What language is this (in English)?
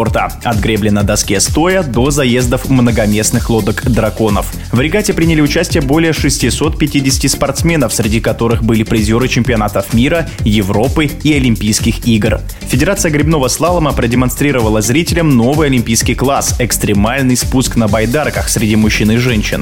Russian